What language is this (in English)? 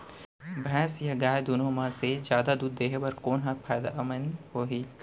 Chhattisgarhi